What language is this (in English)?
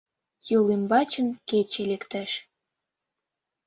Mari